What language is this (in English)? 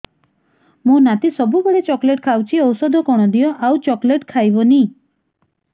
Odia